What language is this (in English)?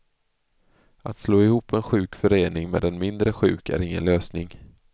Swedish